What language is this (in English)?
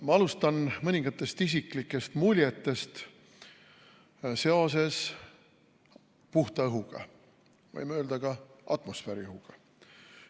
Estonian